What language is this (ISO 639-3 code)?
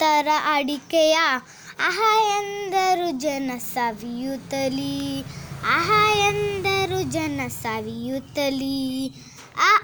kan